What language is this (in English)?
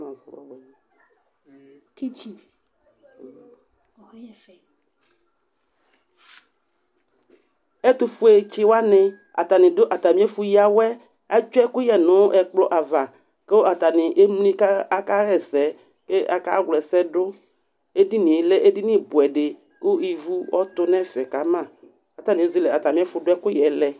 Ikposo